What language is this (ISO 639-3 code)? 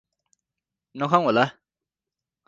nep